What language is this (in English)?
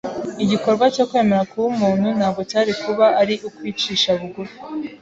Kinyarwanda